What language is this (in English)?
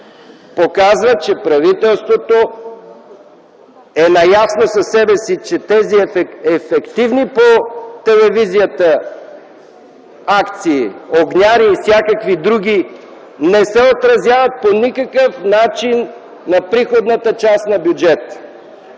Bulgarian